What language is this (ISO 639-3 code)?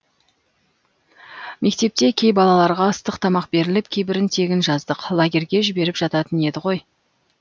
kaz